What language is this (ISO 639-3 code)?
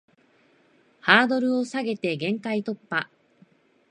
jpn